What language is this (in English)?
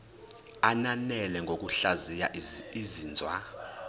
Zulu